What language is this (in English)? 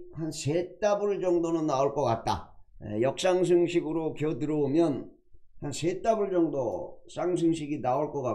Korean